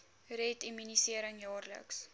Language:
Afrikaans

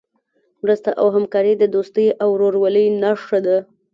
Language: Pashto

